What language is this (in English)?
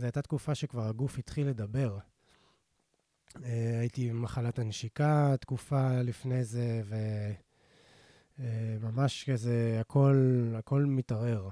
Hebrew